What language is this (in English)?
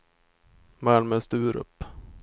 Swedish